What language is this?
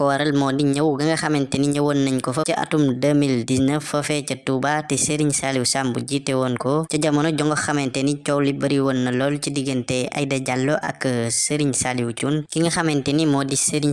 Dutch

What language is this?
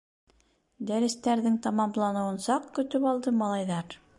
Bashkir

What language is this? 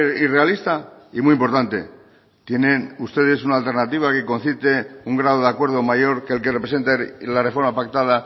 Spanish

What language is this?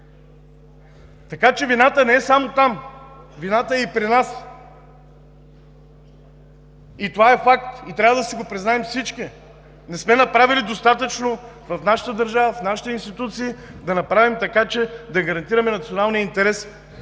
Bulgarian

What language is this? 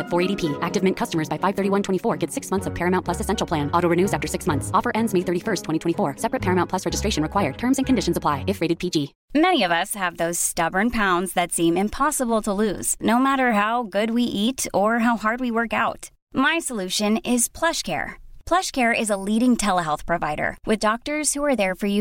Urdu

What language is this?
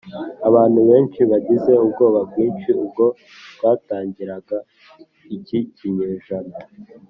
Kinyarwanda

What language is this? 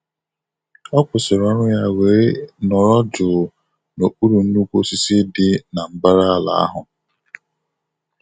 Igbo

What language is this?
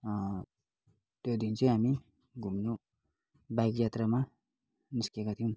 Nepali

